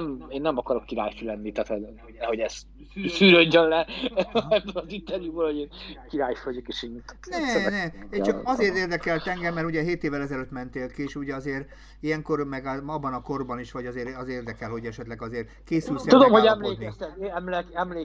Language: Hungarian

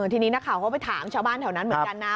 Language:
Thai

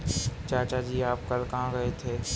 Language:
Hindi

